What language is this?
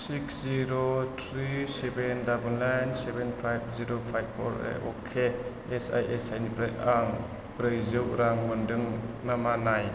Bodo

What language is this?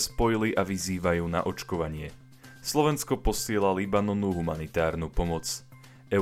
Slovak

